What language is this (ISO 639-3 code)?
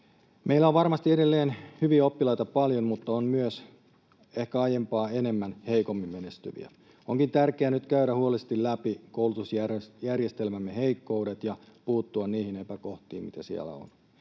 fin